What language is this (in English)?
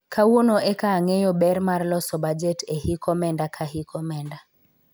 Luo (Kenya and Tanzania)